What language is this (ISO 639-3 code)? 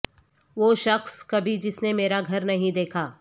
urd